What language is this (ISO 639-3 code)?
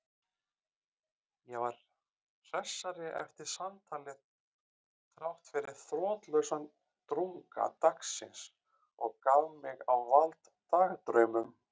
isl